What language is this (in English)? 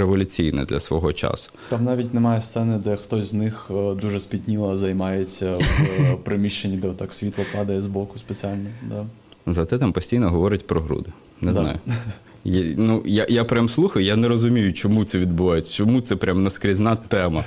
Ukrainian